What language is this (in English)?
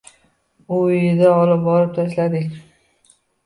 Uzbek